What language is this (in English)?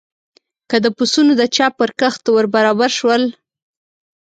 Pashto